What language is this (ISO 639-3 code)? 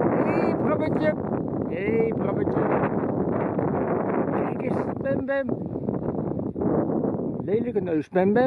nld